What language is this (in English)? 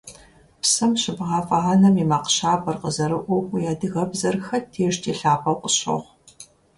Kabardian